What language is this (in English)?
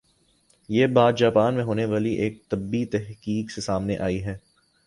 Urdu